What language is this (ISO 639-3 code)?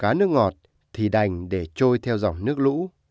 vie